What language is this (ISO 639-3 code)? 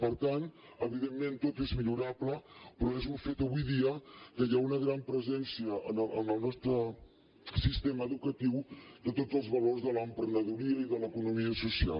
cat